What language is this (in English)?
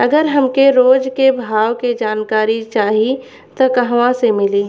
Bhojpuri